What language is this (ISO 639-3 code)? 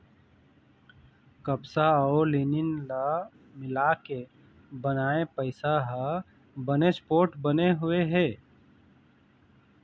hne